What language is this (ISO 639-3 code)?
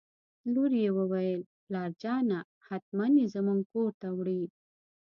pus